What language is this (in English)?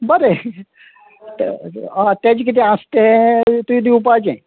Konkani